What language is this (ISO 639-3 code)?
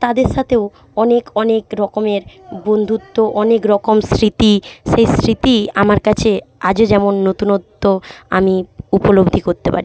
ben